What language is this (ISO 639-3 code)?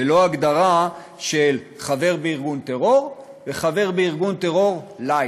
heb